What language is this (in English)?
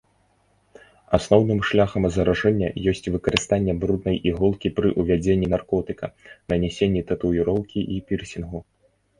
Belarusian